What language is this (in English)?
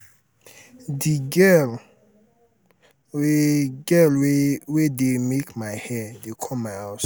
Nigerian Pidgin